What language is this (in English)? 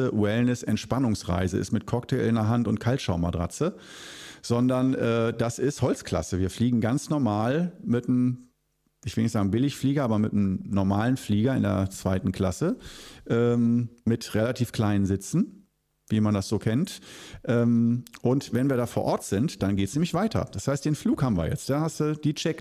German